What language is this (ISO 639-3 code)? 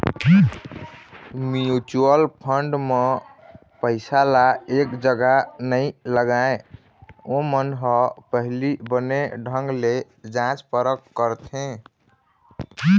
hne